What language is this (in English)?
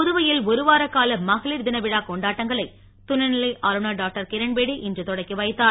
Tamil